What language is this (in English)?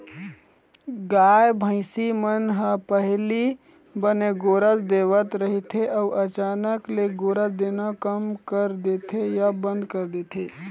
Chhattisgarhi